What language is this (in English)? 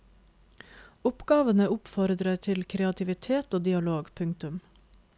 Norwegian